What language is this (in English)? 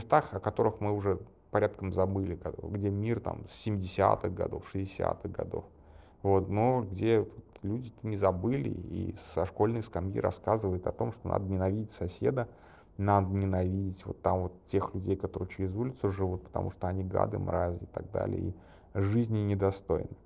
Russian